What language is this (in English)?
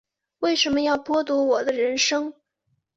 Chinese